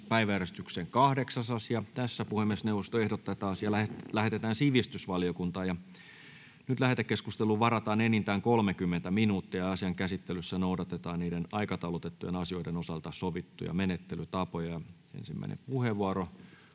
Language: Finnish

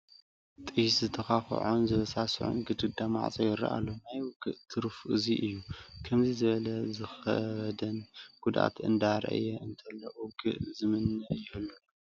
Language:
Tigrinya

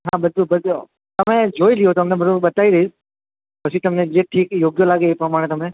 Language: Gujarati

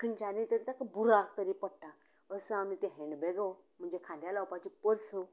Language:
Konkani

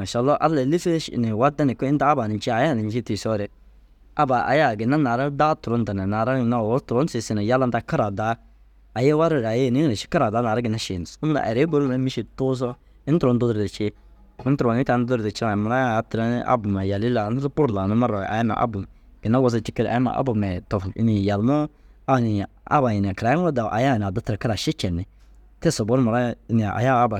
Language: Dazaga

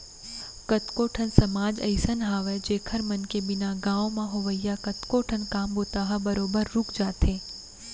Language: Chhattisgarhi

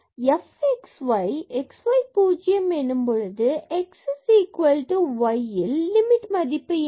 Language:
Tamil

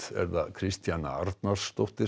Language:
Icelandic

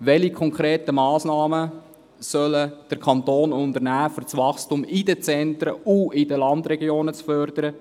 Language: Swiss German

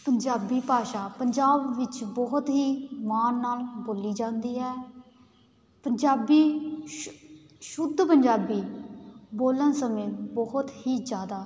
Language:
Punjabi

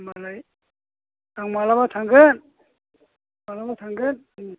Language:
Bodo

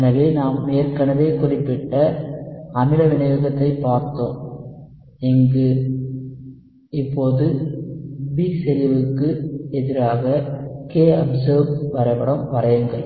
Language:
Tamil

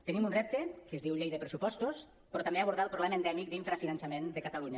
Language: Catalan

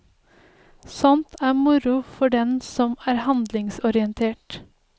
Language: Norwegian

